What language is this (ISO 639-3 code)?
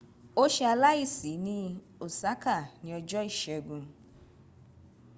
yor